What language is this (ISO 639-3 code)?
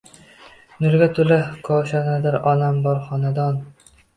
uzb